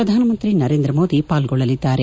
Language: Kannada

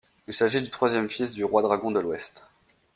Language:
French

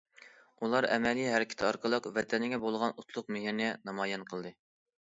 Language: Uyghur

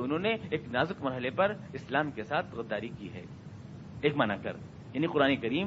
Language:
Urdu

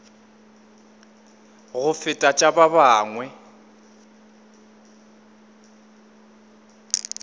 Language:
Northern Sotho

